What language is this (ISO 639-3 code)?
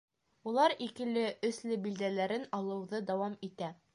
bak